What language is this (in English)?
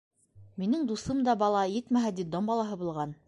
Bashkir